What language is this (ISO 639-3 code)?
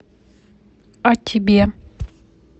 rus